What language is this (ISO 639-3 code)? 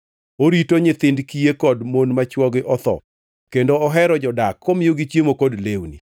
luo